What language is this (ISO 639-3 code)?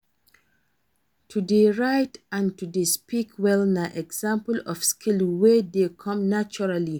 pcm